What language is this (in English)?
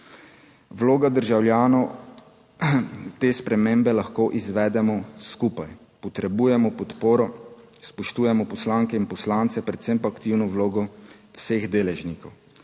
Slovenian